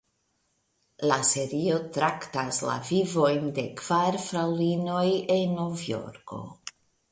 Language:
Esperanto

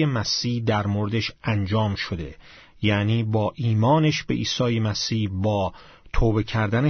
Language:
Persian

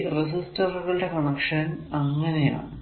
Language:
Malayalam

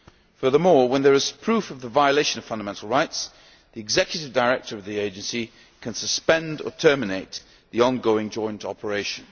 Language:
English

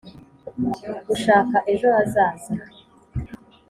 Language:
Kinyarwanda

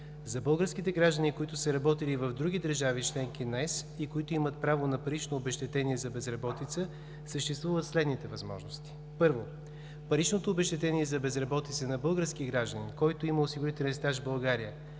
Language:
Bulgarian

